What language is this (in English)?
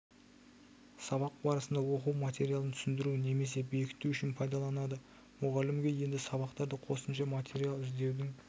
Kazakh